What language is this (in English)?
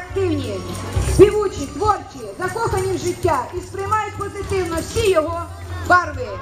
Ukrainian